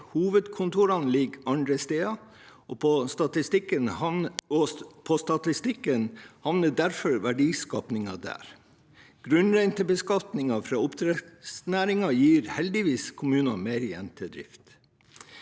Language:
Norwegian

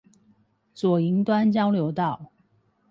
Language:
Chinese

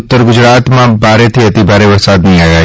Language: Gujarati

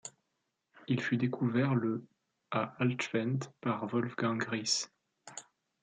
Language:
French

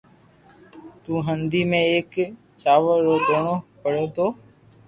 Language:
Loarki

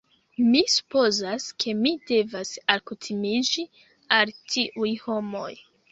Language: Esperanto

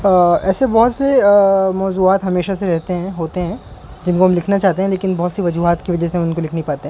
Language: Urdu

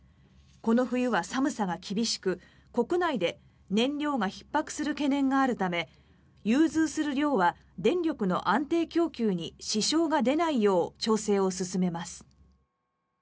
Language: Japanese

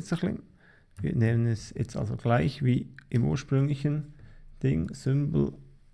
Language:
German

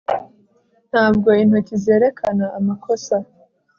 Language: Kinyarwanda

